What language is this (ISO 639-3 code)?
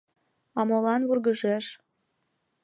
chm